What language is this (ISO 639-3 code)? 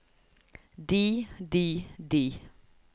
nor